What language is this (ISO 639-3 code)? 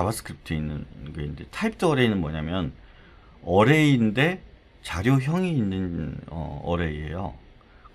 kor